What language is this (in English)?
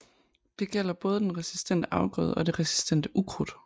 Danish